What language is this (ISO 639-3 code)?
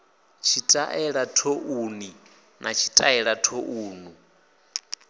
ven